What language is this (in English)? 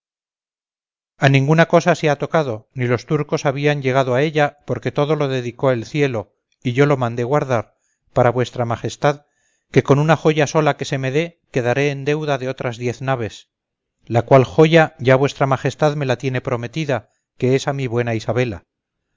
Spanish